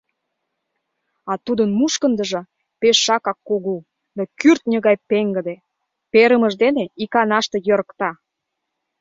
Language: Mari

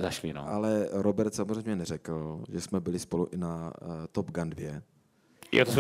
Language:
Czech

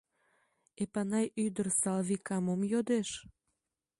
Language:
Mari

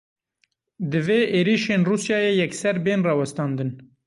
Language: Kurdish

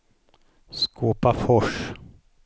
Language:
Swedish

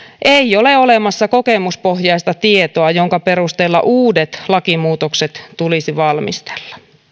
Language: Finnish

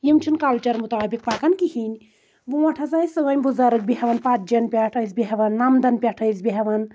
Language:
Kashmiri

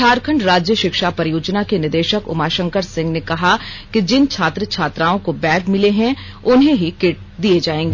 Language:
Hindi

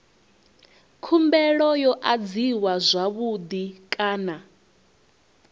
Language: Venda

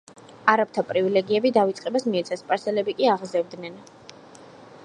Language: Georgian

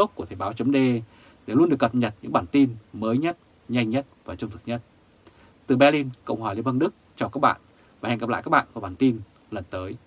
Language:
Vietnamese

